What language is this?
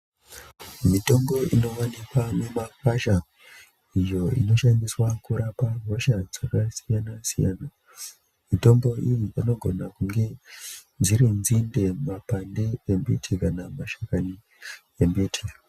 Ndau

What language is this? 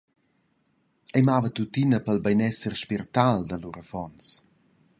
Romansh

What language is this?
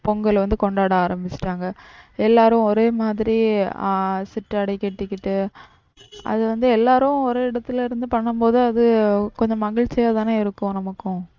Tamil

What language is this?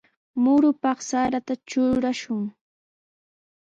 Sihuas Ancash Quechua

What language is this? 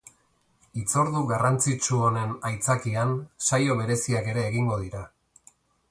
Basque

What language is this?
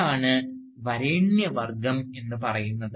Malayalam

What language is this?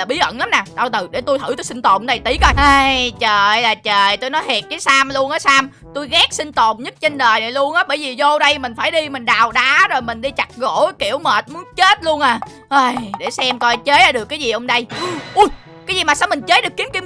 Vietnamese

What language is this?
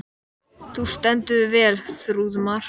Icelandic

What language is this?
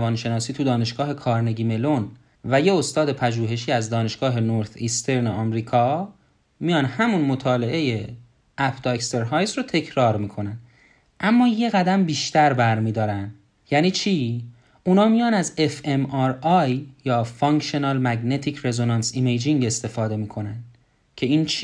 Persian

